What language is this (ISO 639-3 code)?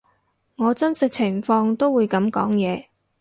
yue